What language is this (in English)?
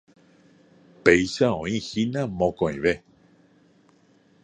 Guarani